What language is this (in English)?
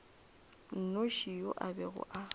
Northern Sotho